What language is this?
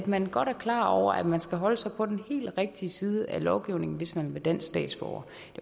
Danish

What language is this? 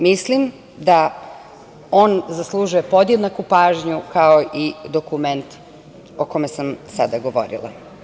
Serbian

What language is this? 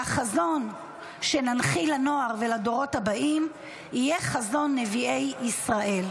Hebrew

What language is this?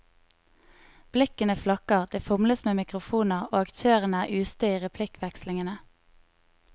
Norwegian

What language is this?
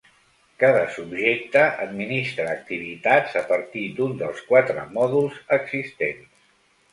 Catalan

